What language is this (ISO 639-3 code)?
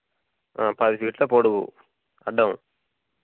tel